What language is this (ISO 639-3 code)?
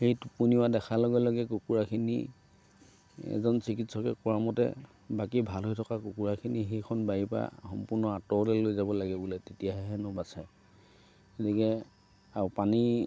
asm